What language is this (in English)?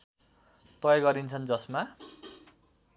Nepali